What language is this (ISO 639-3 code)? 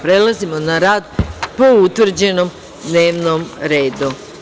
srp